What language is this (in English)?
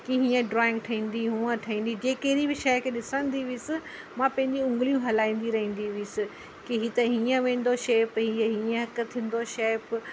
Sindhi